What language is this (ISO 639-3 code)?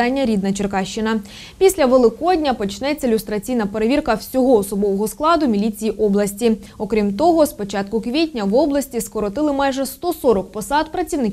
ukr